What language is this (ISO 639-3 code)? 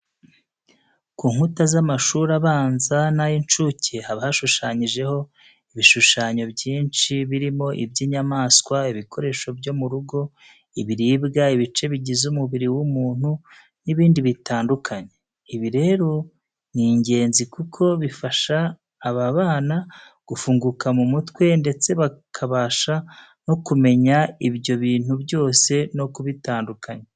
kin